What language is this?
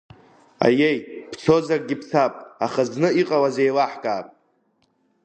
Abkhazian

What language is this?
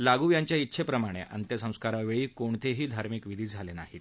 Marathi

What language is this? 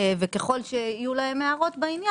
Hebrew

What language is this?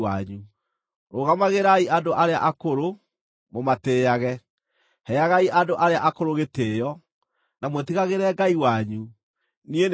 Kikuyu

